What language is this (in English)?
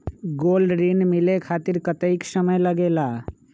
Magahi